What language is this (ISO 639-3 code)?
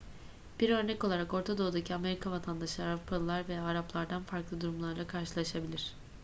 tur